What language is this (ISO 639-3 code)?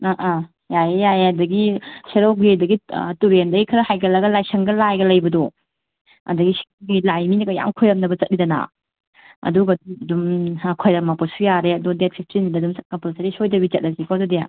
mni